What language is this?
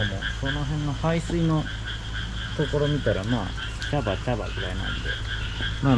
Japanese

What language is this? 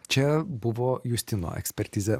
Lithuanian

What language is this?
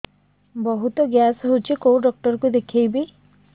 Odia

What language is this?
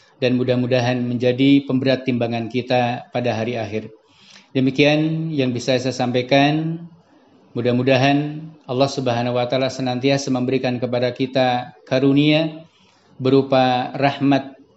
Indonesian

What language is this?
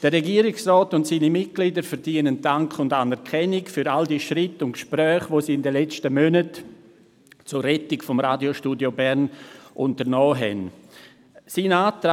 Swiss German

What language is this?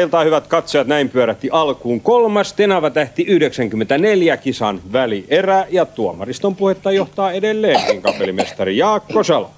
Finnish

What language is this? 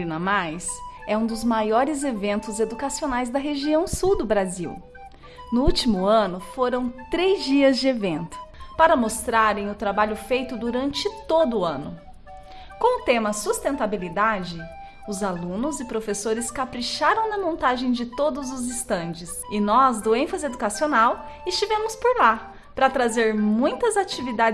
Portuguese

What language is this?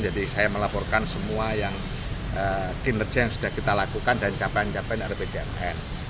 Indonesian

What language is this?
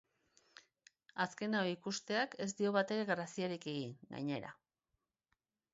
Basque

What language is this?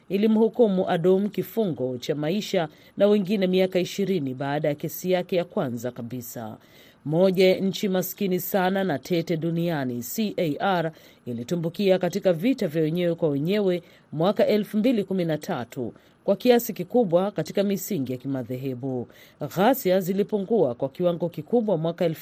Swahili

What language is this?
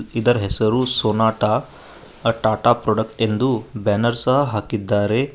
Kannada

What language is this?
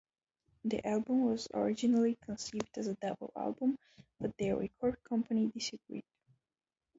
English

